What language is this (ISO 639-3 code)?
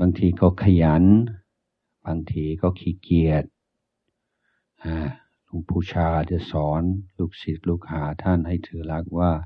tha